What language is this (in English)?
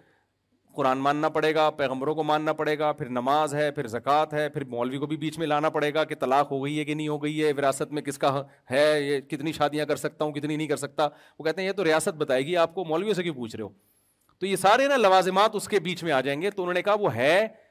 Urdu